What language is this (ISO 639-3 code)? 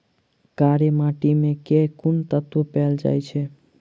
mai